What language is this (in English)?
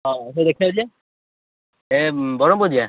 Odia